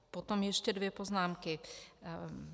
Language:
Czech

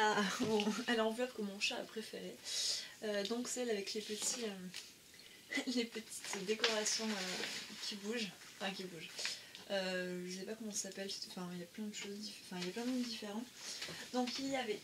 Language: French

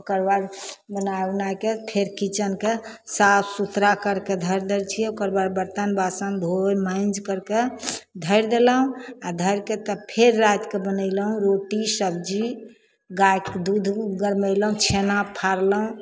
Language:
Maithili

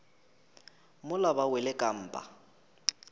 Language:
Northern Sotho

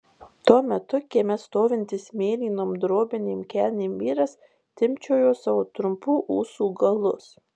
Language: Lithuanian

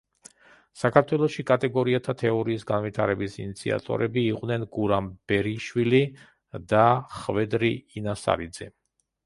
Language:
Georgian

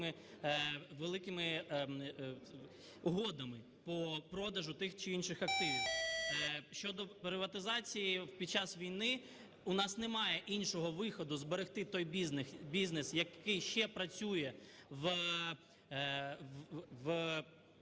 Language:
Ukrainian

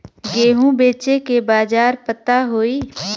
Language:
Bhojpuri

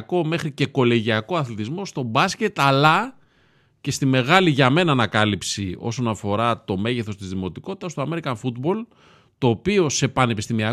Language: Greek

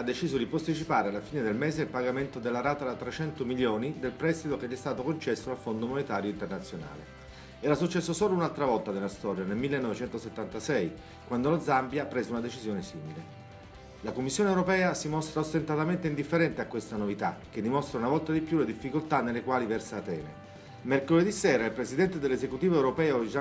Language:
Italian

